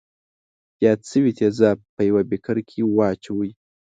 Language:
Pashto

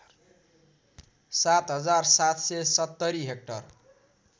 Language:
Nepali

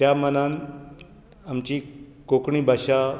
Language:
Konkani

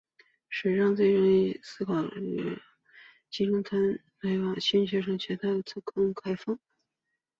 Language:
Chinese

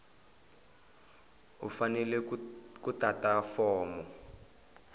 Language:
Tsonga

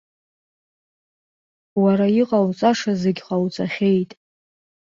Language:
Abkhazian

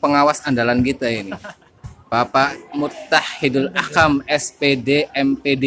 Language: Indonesian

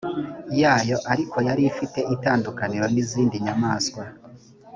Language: Kinyarwanda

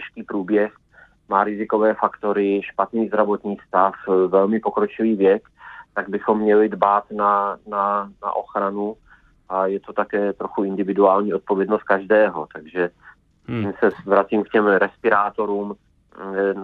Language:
Czech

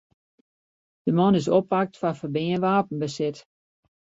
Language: Western Frisian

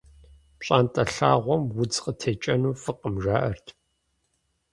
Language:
Kabardian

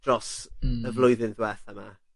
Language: Welsh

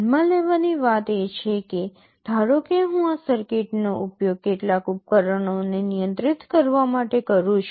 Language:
Gujarati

